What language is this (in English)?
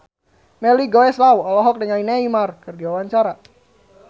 Sundanese